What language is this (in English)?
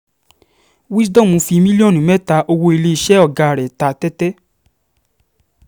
Yoruba